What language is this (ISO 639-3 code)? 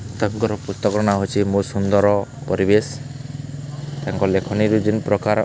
ori